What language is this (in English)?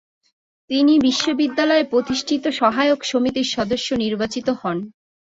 Bangla